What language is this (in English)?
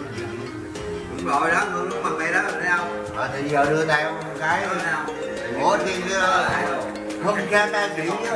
Vietnamese